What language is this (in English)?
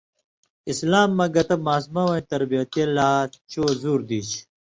Indus Kohistani